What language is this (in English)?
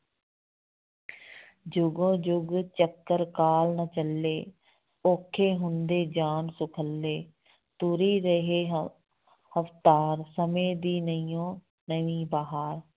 Punjabi